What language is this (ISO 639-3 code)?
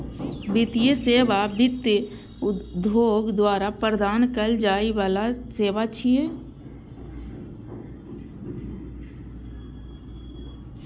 mai